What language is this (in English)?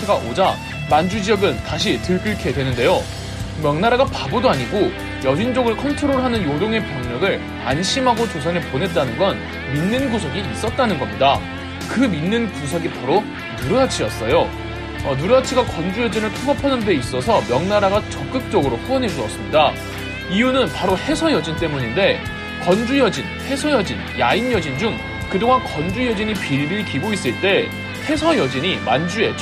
Korean